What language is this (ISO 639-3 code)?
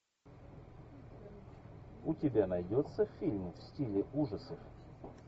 rus